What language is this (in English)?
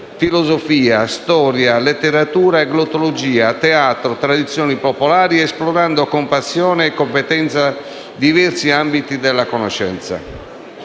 Italian